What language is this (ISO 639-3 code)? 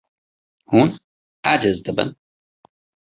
kur